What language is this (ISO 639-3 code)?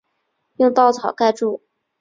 zho